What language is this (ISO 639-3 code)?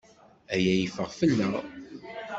kab